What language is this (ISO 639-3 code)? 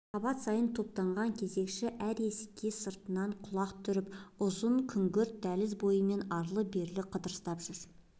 kaz